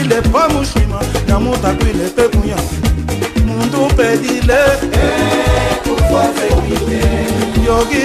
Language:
Turkish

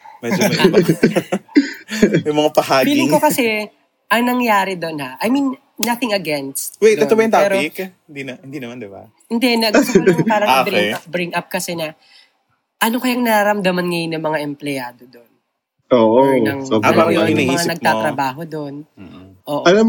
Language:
Filipino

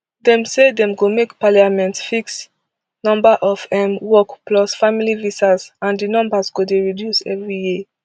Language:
Nigerian Pidgin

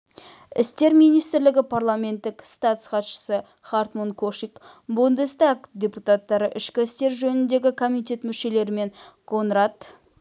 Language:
Kazakh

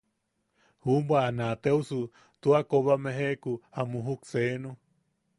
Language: Yaqui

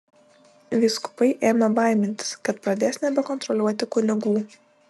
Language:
Lithuanian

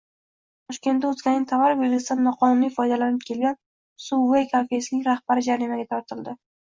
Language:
Uzbek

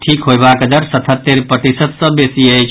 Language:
Maithili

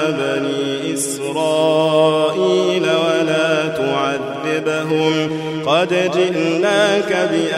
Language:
Arabic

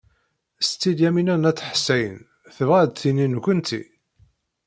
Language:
Kabyle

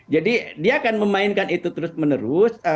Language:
Indonesian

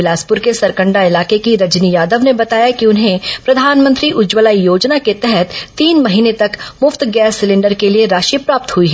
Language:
Hindi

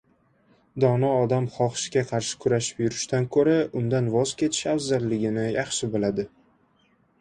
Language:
Uzbek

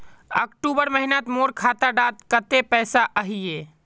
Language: Magahi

